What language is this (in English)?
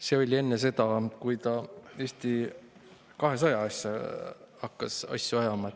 Estonian